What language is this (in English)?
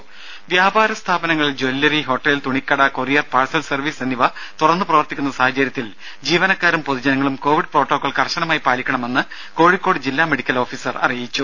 Malayalam